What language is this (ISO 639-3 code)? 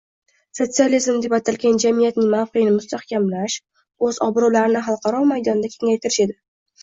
uzb